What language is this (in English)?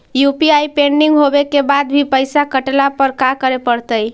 Magahi